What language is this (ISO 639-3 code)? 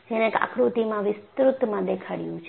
guj